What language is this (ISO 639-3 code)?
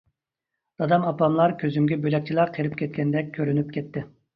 uig